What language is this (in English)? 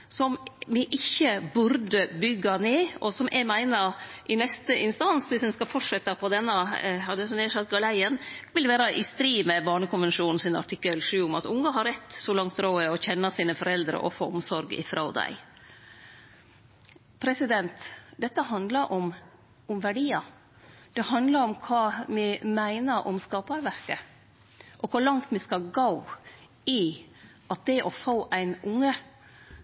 Norwegian Nynorsk